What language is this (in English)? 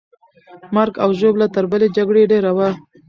Pashto